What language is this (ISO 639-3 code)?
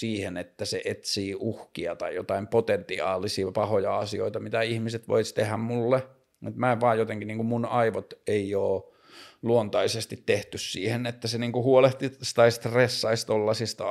fin